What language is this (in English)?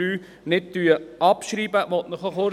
Swiss German